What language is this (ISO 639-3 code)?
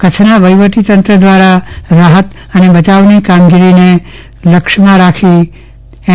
guj